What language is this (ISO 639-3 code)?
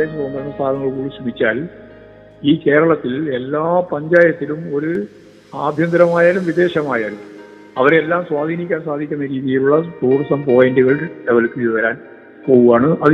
mal